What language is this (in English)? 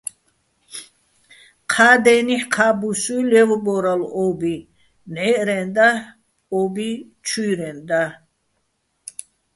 Bats